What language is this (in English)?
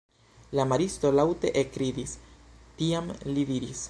Esperanto